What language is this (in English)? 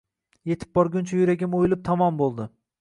Uzbek